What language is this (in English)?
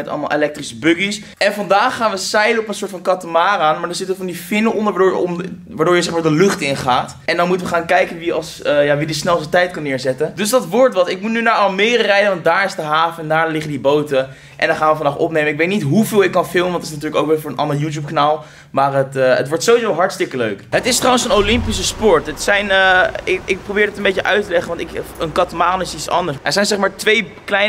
Dutch